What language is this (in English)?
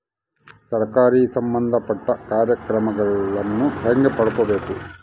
Kannada